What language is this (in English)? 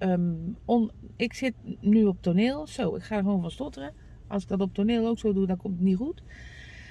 Dutch